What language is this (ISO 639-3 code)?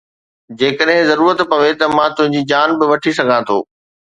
snd